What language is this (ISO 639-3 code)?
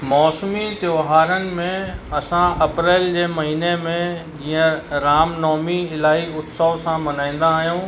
snd